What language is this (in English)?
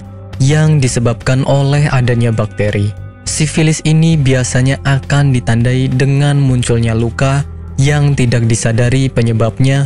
Indonesian